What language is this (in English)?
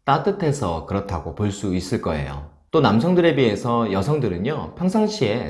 Korean